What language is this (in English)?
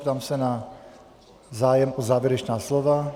Czech